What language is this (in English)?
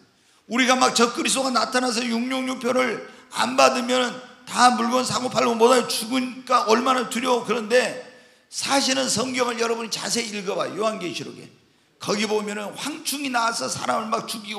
Korean